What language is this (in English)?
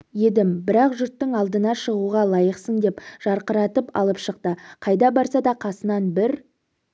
Kazakh